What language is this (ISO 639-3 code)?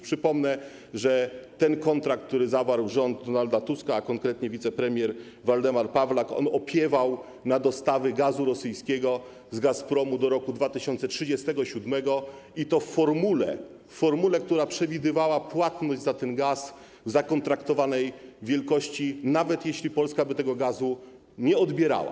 pol